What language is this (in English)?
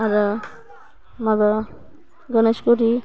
Bodo